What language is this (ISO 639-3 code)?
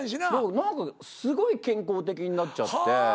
jpn